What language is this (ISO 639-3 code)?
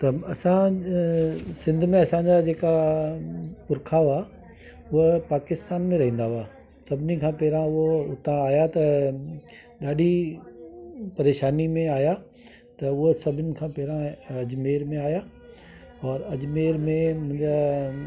snd